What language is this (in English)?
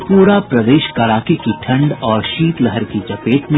Hindi